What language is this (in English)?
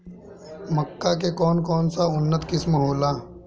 Bhojpuri